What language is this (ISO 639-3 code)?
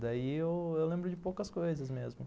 por